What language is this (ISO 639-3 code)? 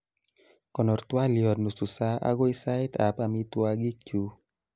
kln